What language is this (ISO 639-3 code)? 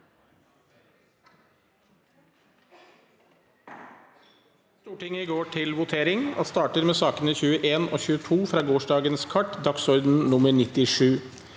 nor